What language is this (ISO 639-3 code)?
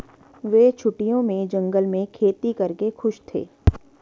hin